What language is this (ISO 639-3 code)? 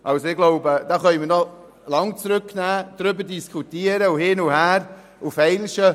gsw